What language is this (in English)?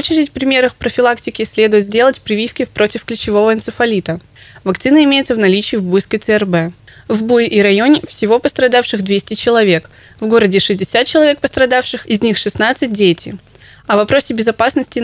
Russian